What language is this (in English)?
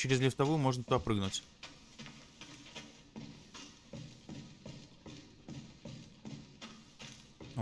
Russian